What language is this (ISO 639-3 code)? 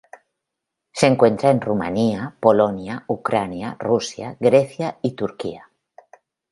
spa